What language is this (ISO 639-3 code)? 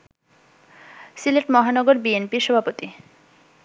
ben